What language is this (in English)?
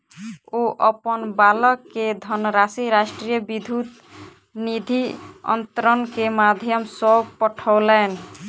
Maithili